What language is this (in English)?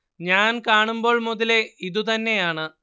Malayalam